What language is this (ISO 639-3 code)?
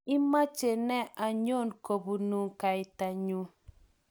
kln